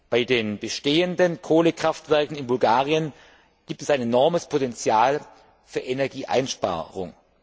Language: German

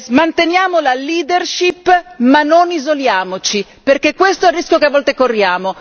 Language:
Italian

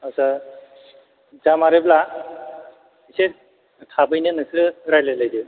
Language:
Bodo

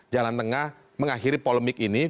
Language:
Indonesian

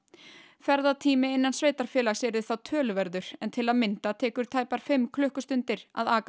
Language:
Icelandic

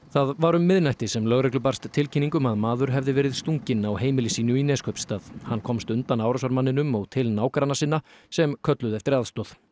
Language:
Icelandic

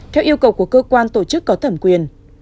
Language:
Vietnamese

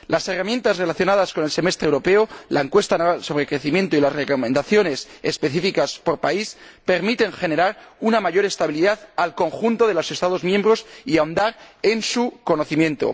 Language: Spanish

